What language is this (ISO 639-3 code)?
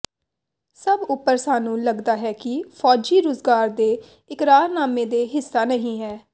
pan